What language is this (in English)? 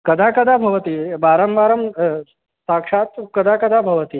Sanskrit